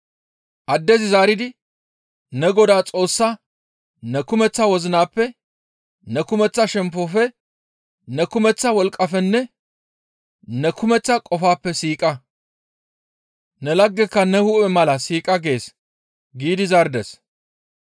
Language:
Gamo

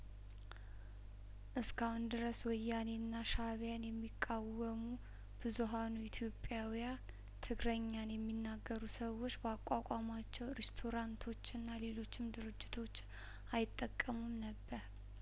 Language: Amharic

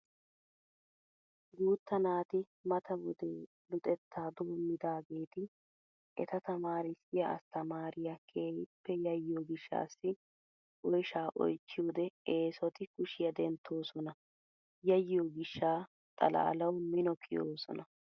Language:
Wolaytta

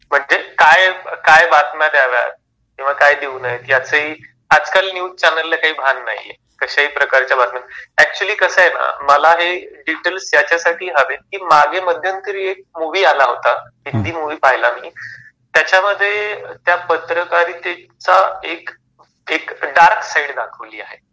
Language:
Marathi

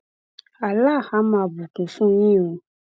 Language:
Yoruba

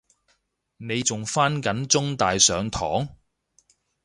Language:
Cantonese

